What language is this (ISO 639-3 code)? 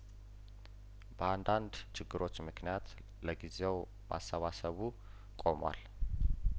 amh